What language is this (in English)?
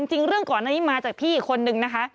Thai